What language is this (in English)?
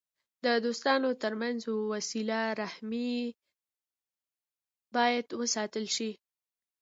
Pashto